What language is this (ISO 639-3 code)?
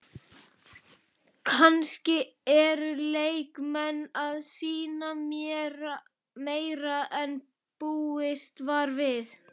isl